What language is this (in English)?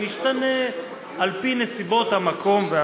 Hebrew